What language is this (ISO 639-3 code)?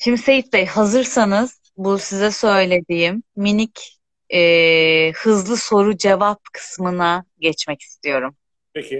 tur